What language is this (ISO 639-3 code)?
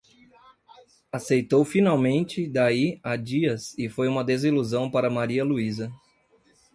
por